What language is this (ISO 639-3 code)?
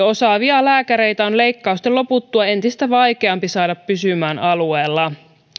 fin